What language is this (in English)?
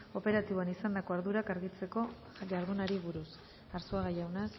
Basque